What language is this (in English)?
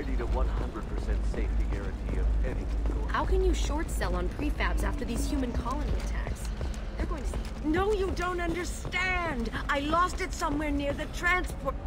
English